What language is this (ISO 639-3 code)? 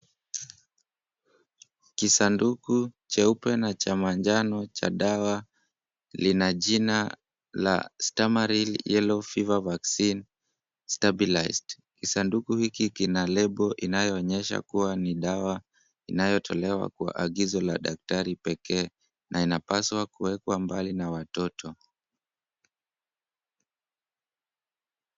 swa